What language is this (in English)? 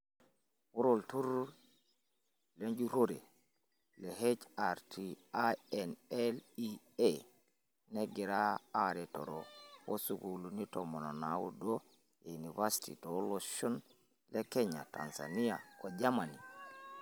Masai